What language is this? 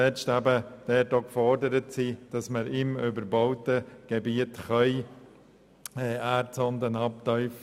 Swiss German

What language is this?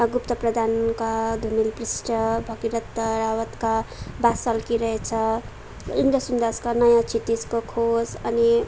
Nepali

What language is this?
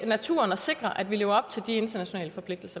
Danish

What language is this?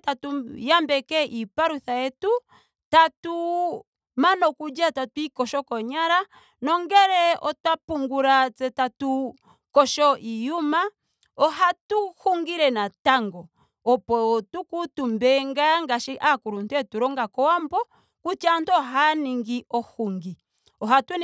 Ndonga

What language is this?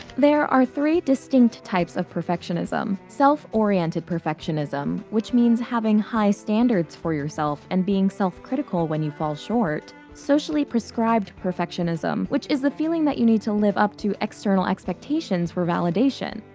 English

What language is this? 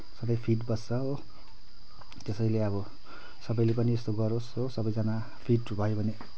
Nepali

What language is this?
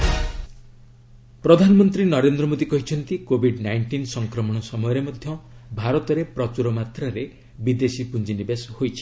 Odia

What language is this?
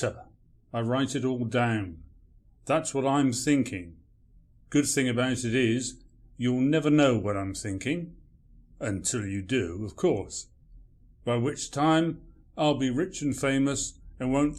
English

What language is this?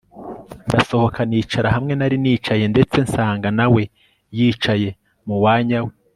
Kinyarwanda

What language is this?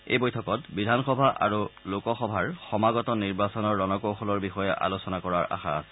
Assamese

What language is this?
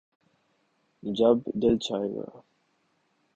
Urdu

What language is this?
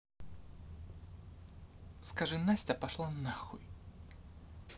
Russian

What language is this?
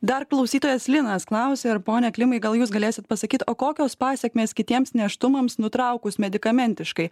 Lithuanian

